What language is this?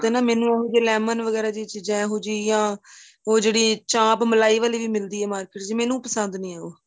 Punjabi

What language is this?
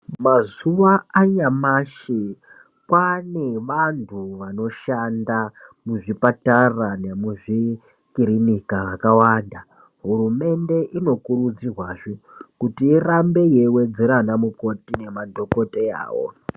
Ndau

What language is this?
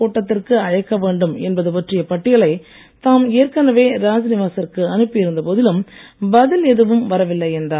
Tamil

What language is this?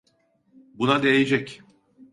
Turkish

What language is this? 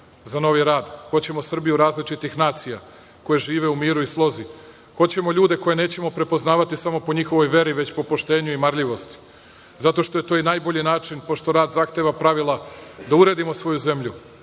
Serbian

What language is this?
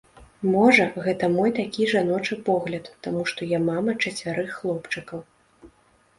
Belarusian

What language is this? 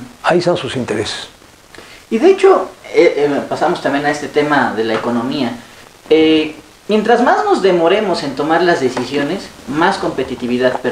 Spanish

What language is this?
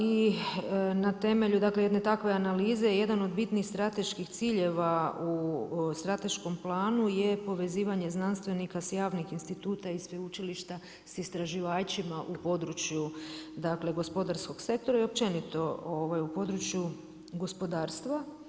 Croatian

